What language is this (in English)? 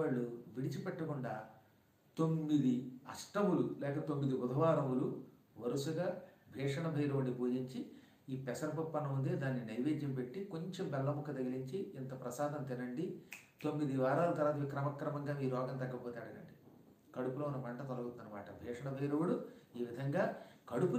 Hindi